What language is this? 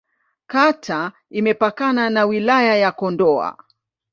Swahili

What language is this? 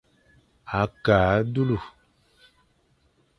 Fang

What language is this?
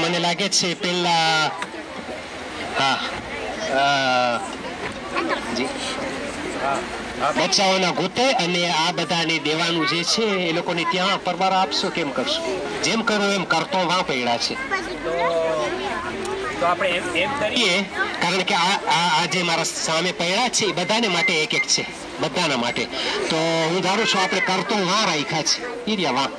Arabic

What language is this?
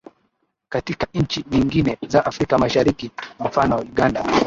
Swahili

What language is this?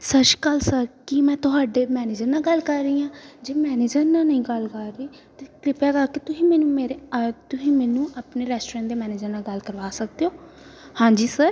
Punjabi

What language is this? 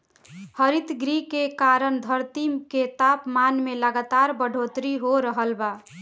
Bhojpuri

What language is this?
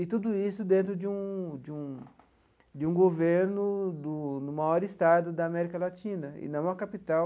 Portuguese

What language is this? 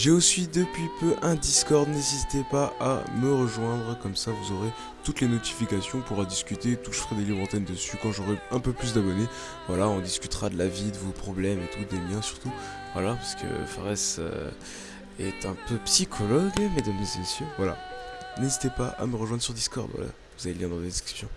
French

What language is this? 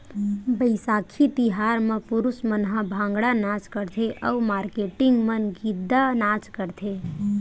Chhattisgarhi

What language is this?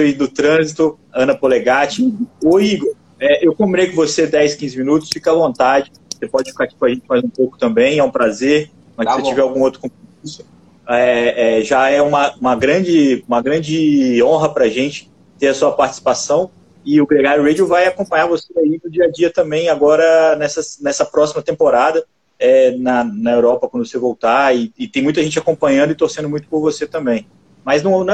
Portuguese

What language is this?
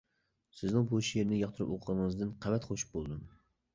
Uyghur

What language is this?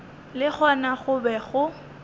Northern Sotho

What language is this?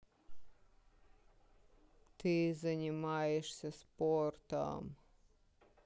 Russian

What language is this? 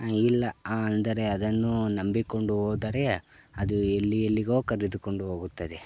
Kannada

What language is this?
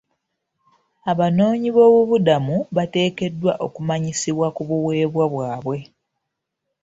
Ganda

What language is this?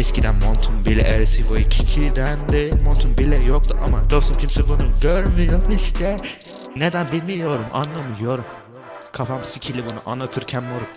Turkish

